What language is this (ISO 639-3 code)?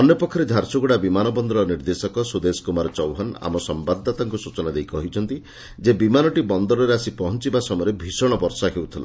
ori